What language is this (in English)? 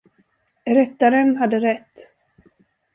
Swedish